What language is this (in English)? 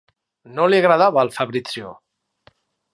Catalan